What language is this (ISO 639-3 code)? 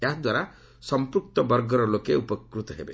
ori